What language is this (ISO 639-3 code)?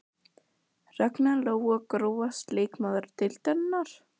isl